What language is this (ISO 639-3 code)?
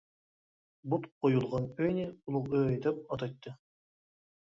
uig